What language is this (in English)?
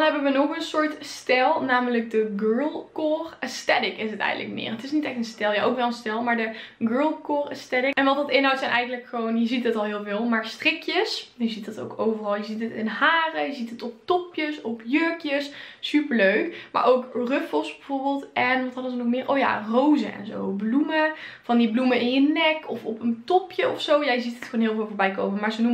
Dutch